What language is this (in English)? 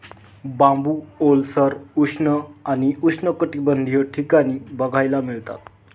Marathi